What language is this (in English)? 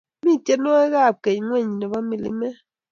Kalenjin